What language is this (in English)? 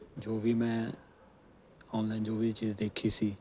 Punjabi